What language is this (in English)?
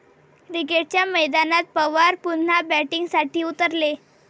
Marathi